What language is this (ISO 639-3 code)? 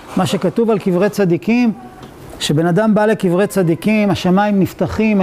heb